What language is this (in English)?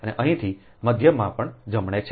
Gujarati